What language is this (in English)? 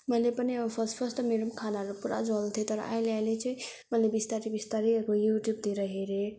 Nepali